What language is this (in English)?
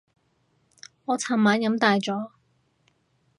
Cantonese